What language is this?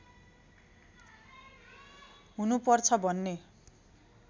Nepali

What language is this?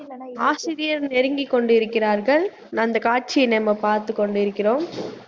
Tamil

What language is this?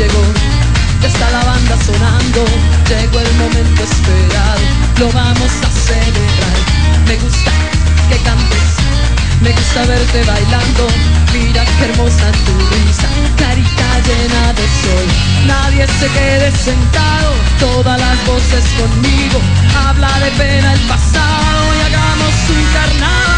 Spanish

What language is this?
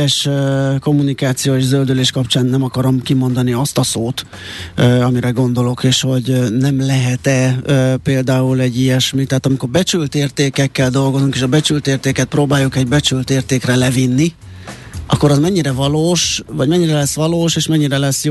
Hungarian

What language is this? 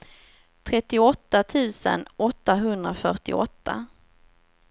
Swedish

